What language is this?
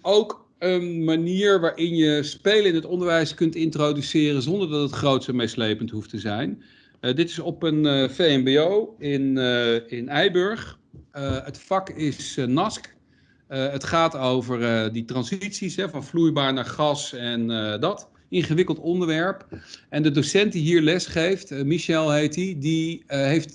Dutch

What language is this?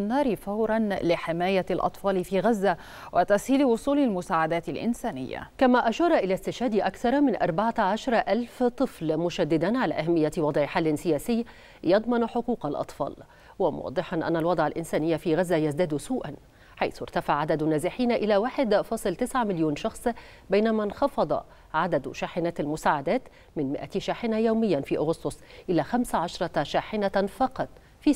Arabic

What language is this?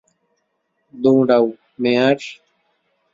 Bangla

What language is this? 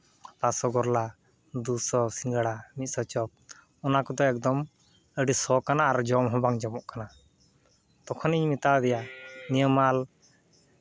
Santali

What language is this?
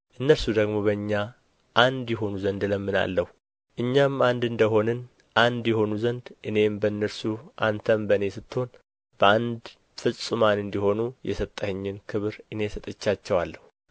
Amharic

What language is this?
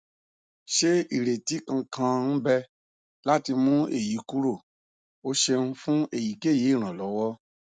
Yoruba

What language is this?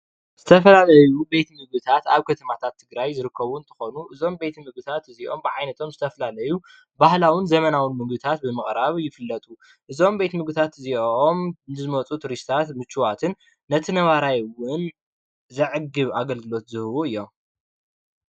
Tigrinya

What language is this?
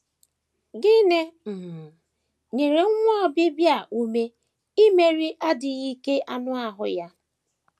Igbo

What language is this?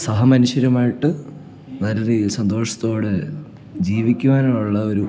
Malayalam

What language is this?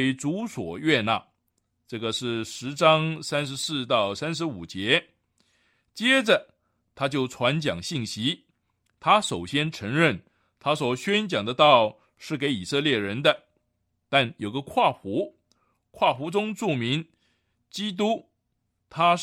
Chinese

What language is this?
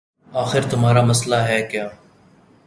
Urdu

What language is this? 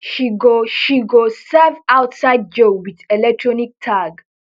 Nigerian Pidgin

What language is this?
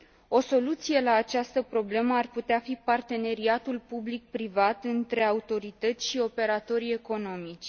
Romanian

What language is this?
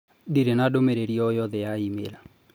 Kikuyu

